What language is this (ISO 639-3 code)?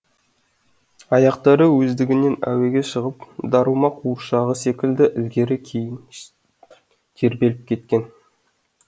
kaz